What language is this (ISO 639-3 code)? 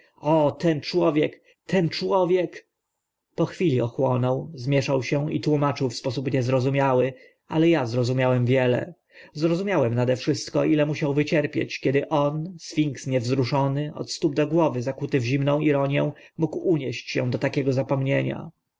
pol